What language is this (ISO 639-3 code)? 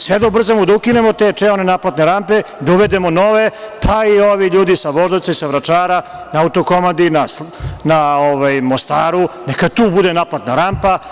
srp